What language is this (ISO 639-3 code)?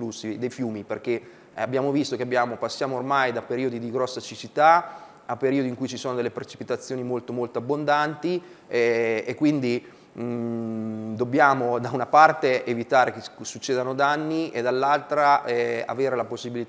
ita